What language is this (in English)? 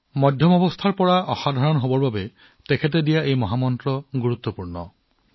Assamese